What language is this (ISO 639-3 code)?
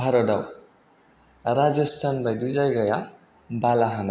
brx